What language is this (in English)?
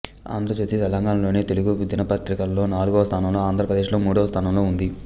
Telugu